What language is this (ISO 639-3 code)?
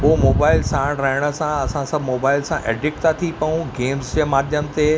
snd